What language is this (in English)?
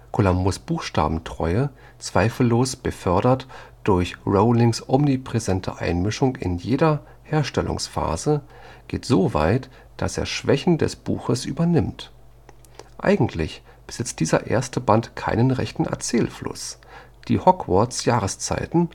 German